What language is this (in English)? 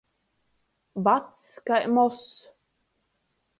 Latgalian